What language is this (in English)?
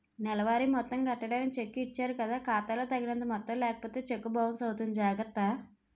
Telugu